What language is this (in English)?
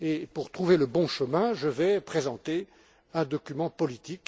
French